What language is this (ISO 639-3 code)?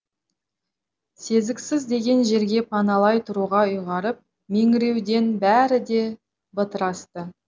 kaz